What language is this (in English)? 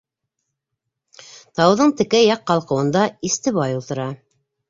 Bashkir